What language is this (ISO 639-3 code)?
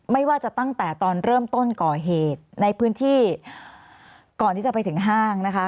tha